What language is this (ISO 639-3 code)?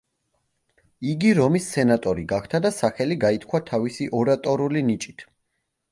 kat